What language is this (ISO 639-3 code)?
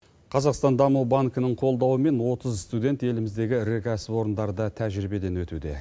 kaz